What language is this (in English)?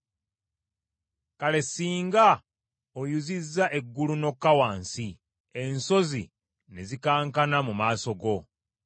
Ganda